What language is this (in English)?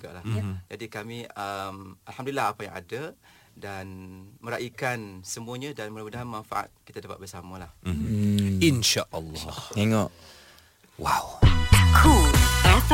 Malay